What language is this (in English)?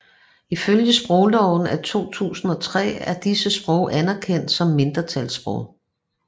Danish